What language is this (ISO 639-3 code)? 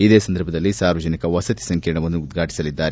kan